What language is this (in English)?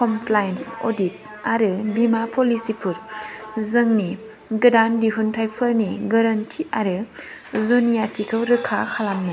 Bodo